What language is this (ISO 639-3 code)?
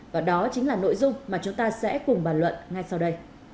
vie